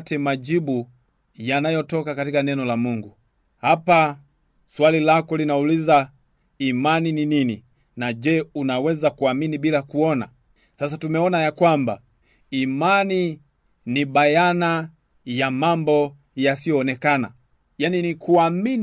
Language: Swahili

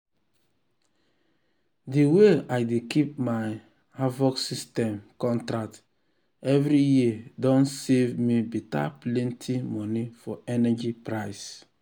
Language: Nigerian Pidgin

